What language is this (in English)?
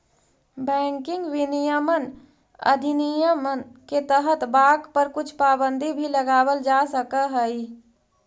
Magahi